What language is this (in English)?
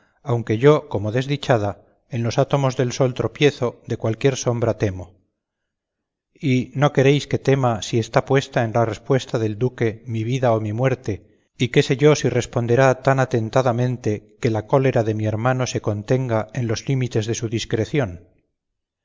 Spanish